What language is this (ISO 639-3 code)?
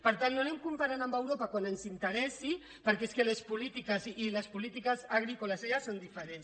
cat